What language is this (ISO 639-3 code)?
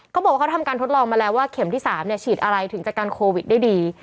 tha